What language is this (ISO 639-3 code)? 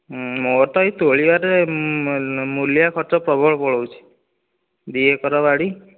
ori